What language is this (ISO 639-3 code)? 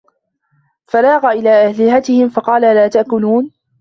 ara